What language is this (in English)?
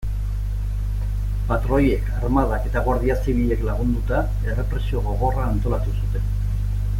Basque